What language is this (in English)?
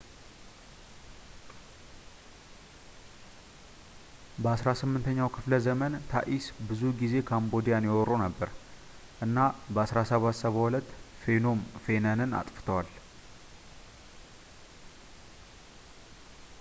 Amharic